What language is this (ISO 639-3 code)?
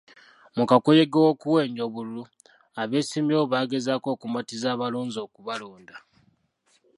lug